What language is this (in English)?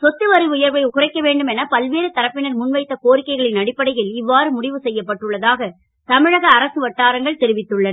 Tamil